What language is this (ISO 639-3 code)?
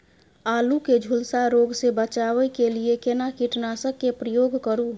mai